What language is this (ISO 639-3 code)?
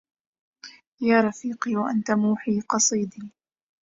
ara